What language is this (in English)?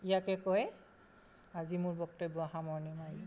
Assamese